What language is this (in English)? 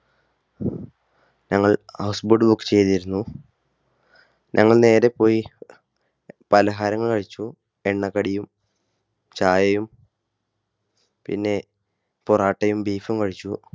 Malayalam